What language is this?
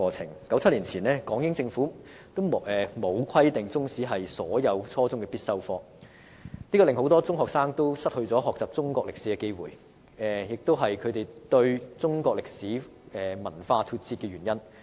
Cantonese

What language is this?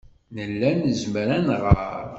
Kabyle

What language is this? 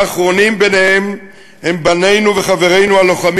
Hebrew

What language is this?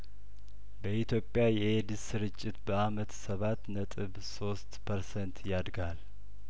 Amharic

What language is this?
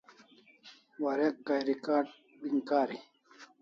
Kalasha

